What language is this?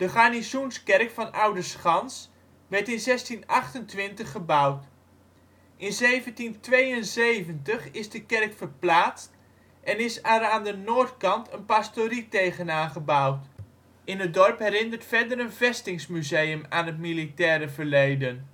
Dutch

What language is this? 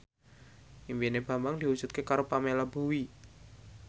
Javanese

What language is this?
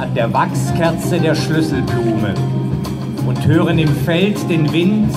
German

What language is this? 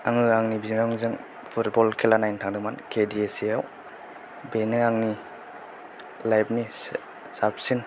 Bodo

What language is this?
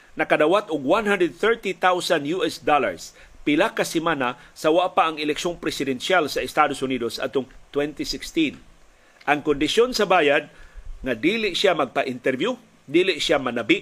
Filipino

